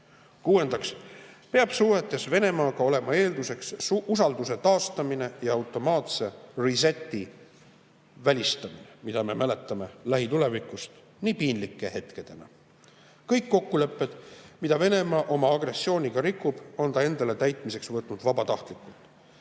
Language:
Estonian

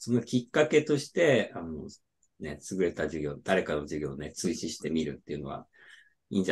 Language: Japanese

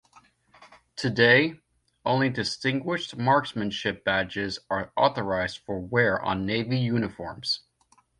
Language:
English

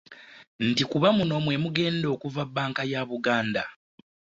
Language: Ganda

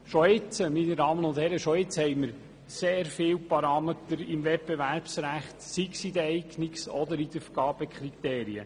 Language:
Swiss German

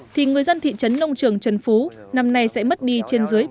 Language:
Vietnamese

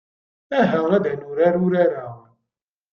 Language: Kabyle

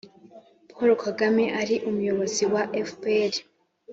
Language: Kinyarwanda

